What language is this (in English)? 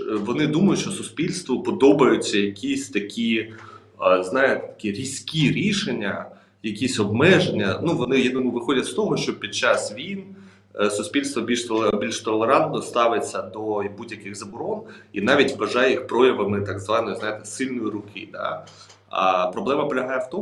Ukrainian